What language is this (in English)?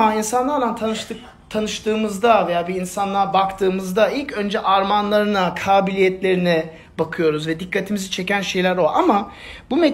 Turkish